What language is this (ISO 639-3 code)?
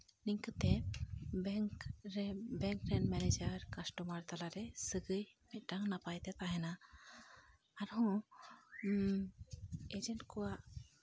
sat